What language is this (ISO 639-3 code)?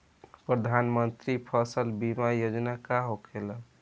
bho